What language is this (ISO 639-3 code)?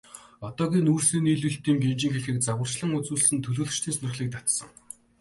mon